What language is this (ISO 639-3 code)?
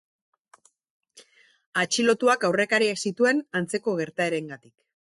eus